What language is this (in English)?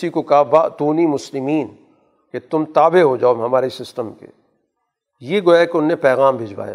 Urdu